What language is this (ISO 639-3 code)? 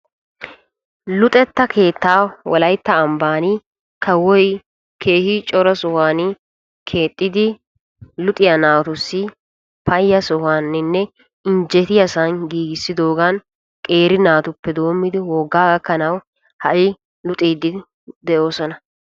wal